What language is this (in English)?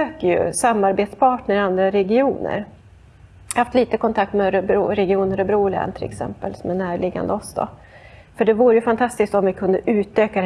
Swedish